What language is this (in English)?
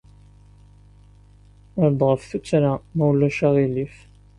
Kabyle